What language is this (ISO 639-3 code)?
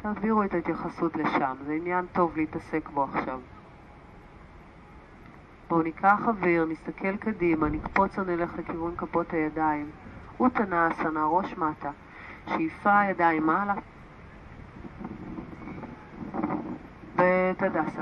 heb